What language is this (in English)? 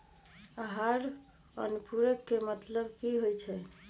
Magahi